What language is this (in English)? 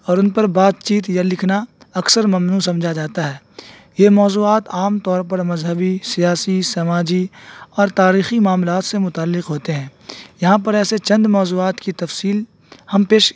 Urdu